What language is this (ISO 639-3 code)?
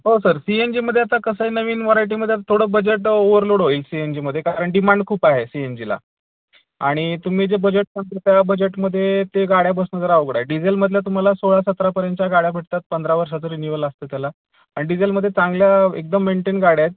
mar